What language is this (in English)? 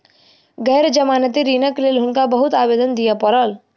Maithili